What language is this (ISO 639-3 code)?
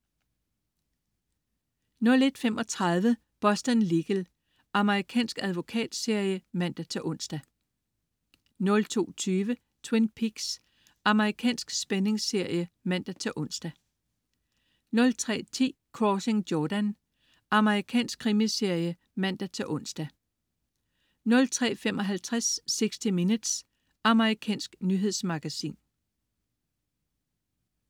dan